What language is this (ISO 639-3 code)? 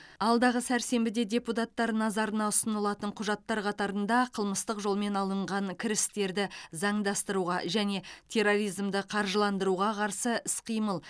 kaz